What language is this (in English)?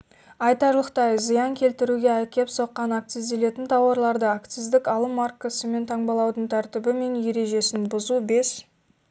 Kazakh